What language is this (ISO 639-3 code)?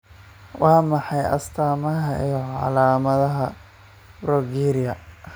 som